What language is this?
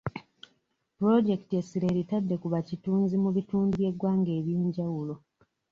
Ganda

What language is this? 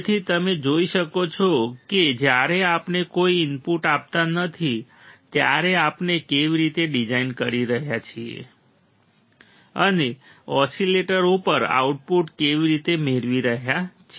Gujarati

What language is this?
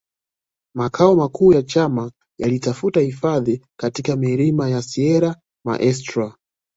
Swahili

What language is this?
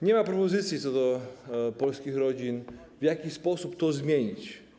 Polish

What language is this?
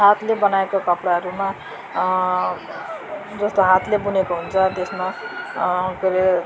Nepali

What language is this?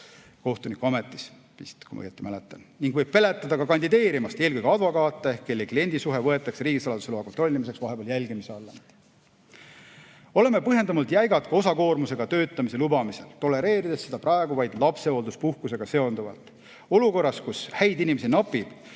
Estonian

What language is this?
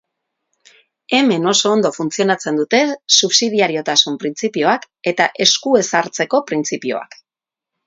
Basque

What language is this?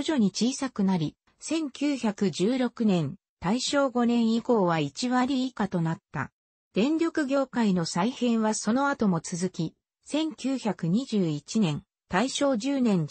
Japanese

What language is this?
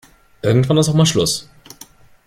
German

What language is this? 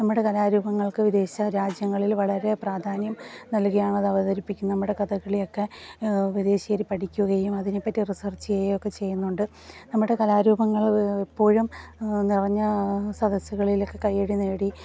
Malayalam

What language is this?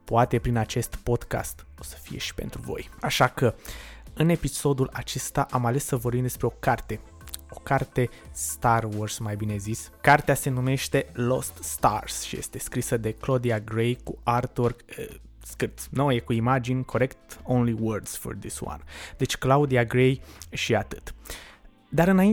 Romanian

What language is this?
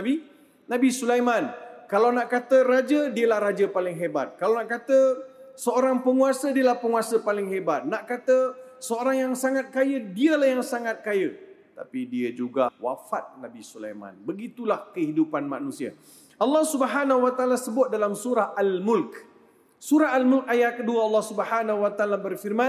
Malay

